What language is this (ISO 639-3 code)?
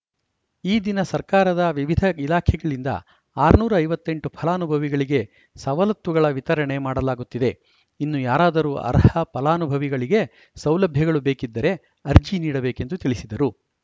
kan